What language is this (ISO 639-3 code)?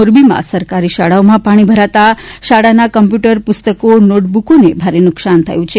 guj